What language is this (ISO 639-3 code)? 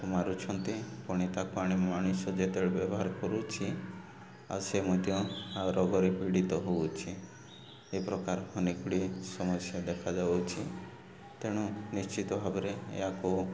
ori